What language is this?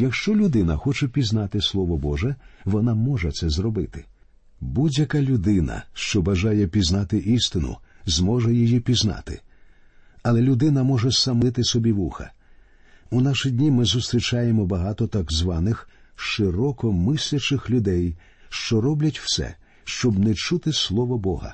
Ukrainian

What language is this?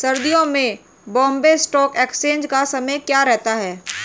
Hindi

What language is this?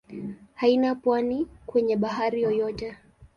Swahili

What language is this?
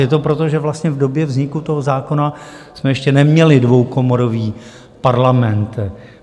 Czech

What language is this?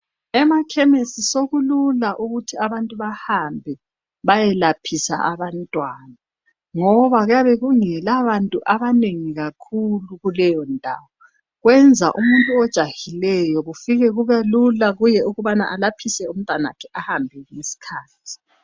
North Ndebele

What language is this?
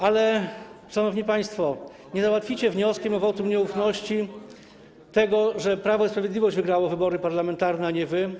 Polish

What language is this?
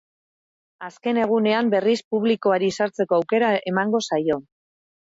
Basque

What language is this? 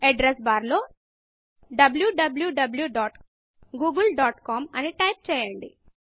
Telugu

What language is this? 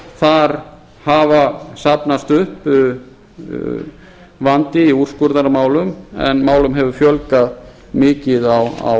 Icelandic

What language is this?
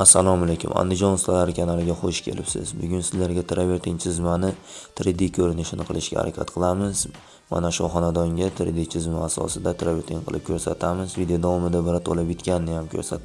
Turkish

